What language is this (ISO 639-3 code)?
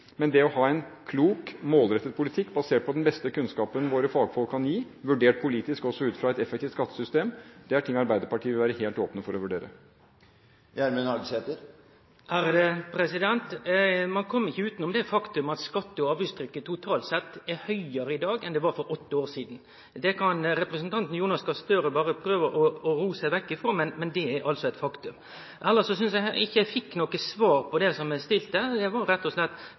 nor